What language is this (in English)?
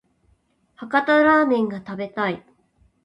Japanese